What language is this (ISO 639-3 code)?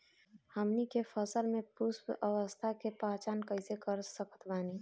bho